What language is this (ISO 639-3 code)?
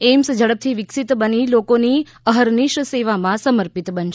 guj